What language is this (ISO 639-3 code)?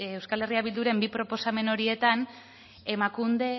eus